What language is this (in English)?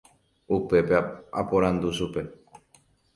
Guarani